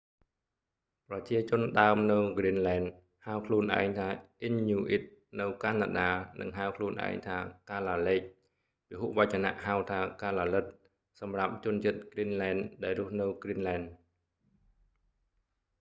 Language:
Khmer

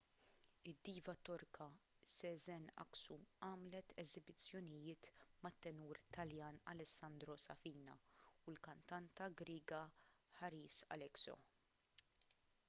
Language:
Maltese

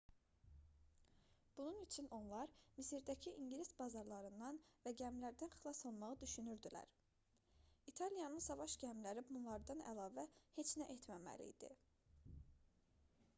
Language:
Azerbaijani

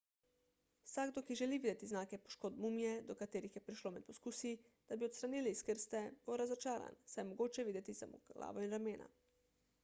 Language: Slovenian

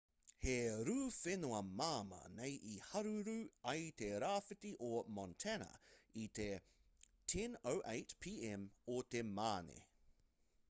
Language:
Māori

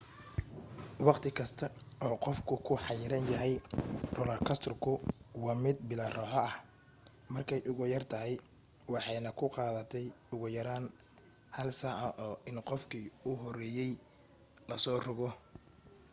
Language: Somali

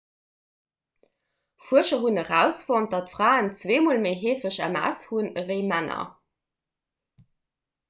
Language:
Luxembourgish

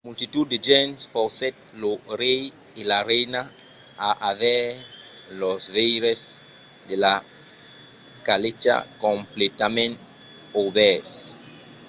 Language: Occitan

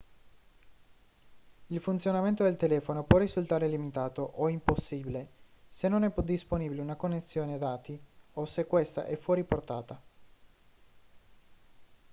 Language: Italian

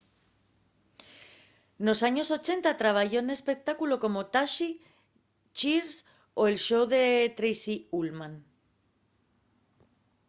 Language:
Asturian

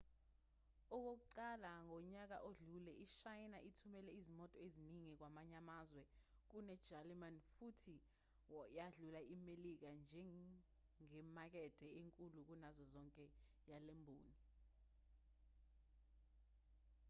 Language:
Zulu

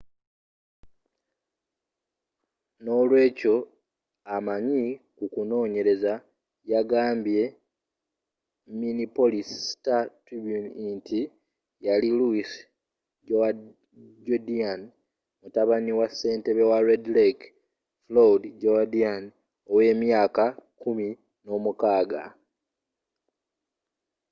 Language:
Ganda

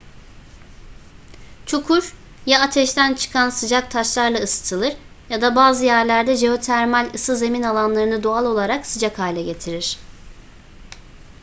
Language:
Turkish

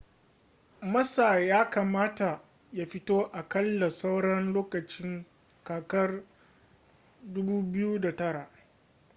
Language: Hausa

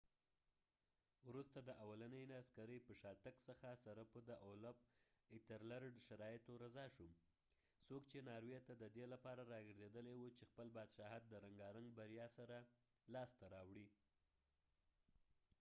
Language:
Pashto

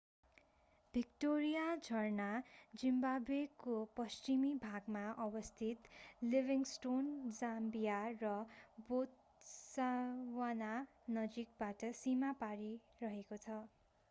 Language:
Nepali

